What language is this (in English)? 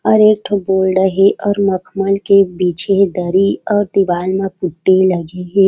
Chhattisgarhi